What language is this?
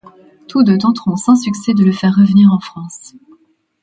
French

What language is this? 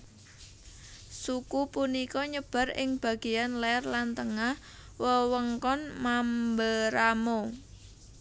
Javanese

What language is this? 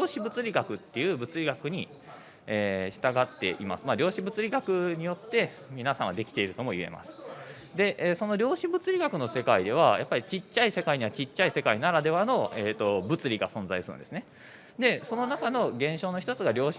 Japanese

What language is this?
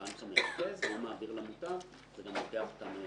Hebrew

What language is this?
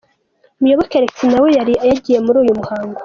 Kinyarwanda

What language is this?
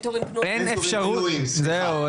Hebrew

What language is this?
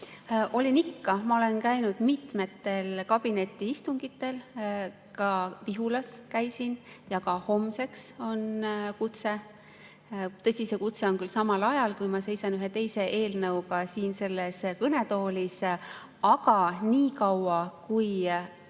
Estonian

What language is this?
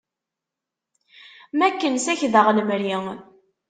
Kabyle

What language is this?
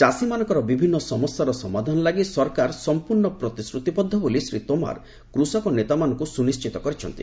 Odia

